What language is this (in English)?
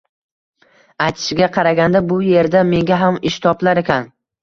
Uzbek